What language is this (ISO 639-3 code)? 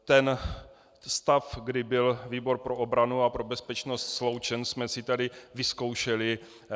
ces